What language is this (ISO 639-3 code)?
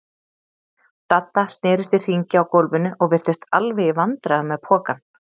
isl